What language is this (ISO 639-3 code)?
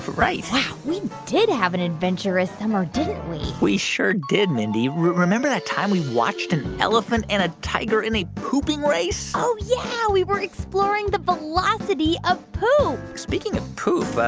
eng